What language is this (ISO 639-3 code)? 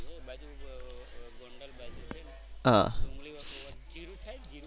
guj